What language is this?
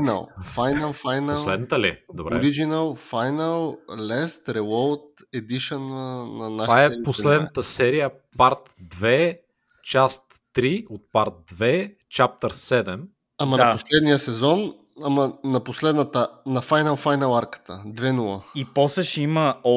Bulgarian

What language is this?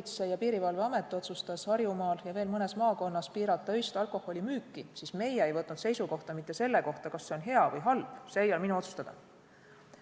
Estonian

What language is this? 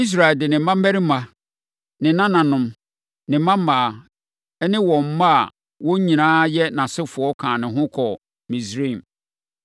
Akan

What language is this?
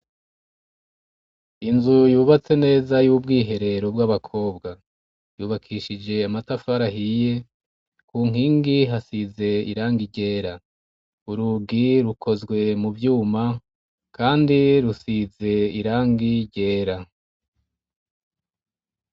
Rundi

